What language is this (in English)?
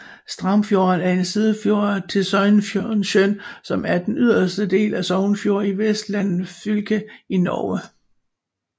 Danish